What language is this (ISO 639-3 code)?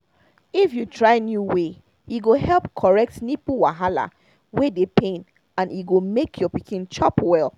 pcm